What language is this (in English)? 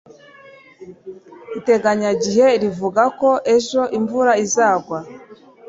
Kinyarwanda